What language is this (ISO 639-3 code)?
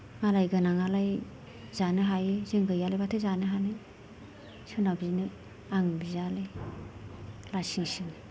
brx